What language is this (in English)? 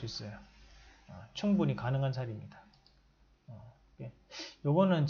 Korean